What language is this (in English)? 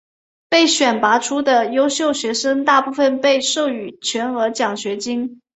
Chinese